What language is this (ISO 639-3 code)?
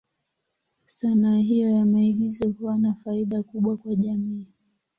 swa